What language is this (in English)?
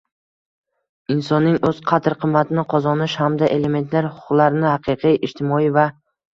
Uzbek